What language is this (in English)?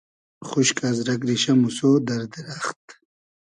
Hazaragi